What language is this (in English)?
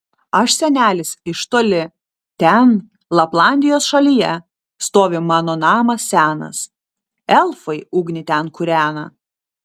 Lithuanian